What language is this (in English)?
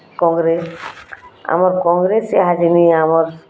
Odia